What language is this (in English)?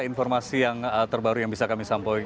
Indonesian